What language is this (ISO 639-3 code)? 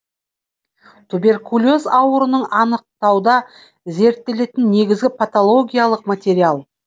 kaz